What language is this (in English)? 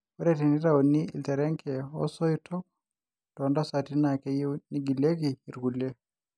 Masai